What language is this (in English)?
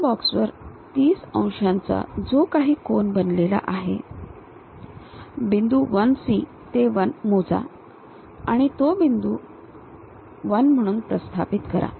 Marathi